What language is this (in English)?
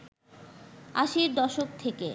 Bangla